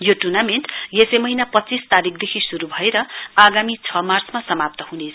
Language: Nepali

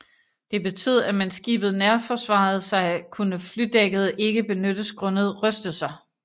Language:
Danish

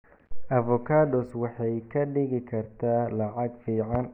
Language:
Somali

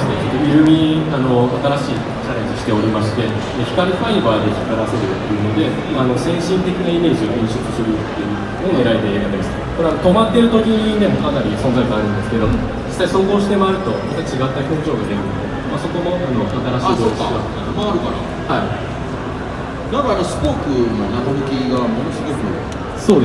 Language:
Japanese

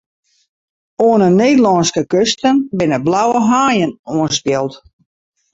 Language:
Western Frisian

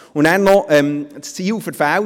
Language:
Swiss German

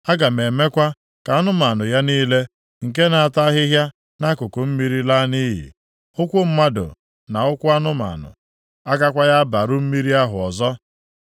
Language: Igbo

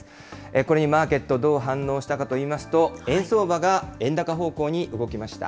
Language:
Japanese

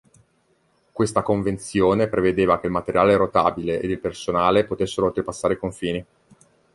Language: Italian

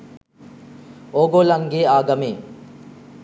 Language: Sinhala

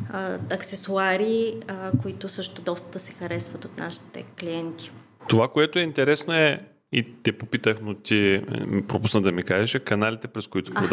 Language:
Bulgarian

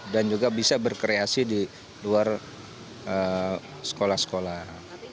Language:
Indonesian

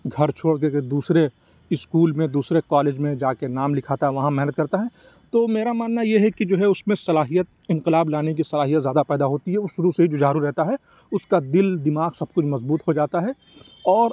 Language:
Urdu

